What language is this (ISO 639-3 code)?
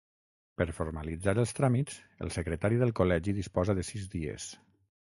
cat